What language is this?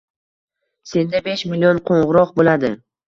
Uzbek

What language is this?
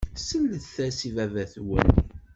Kabyle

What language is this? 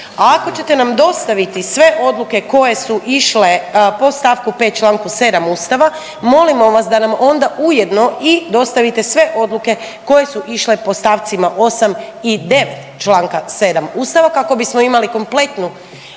Croatian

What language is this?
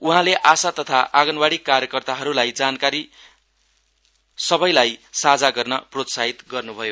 Nepali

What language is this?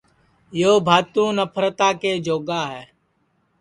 Sansi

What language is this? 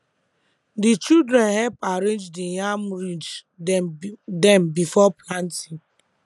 Nigerian Pidgin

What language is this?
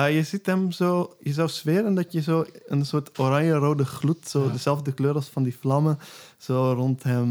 Dutch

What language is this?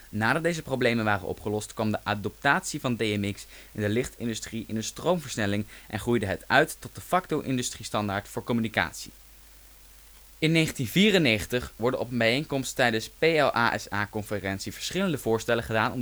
Dutch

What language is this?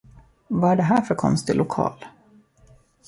Swedish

